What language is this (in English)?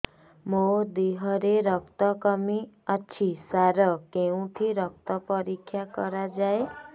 Odia